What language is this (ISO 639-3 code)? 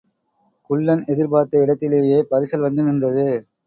tam